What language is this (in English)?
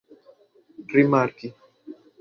Esperanto